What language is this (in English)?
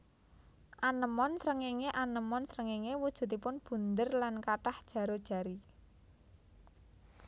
Javanese